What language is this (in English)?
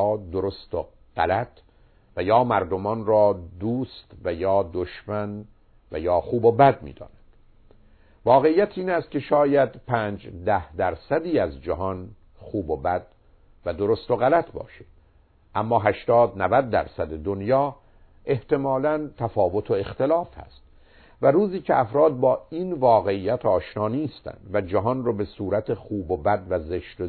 Persian